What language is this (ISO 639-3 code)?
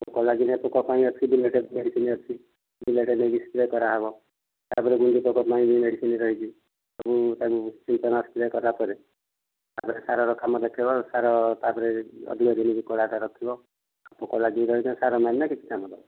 ori